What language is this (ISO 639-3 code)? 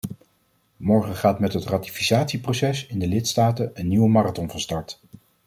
nld